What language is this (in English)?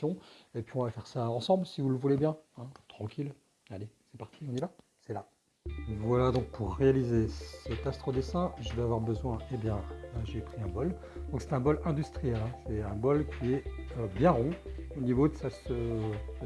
French